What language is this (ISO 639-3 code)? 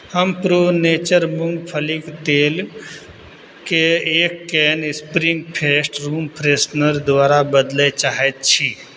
mai